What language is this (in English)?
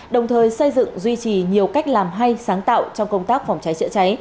Vietnamese